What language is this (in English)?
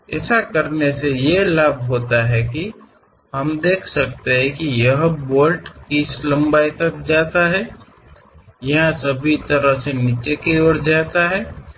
Hindi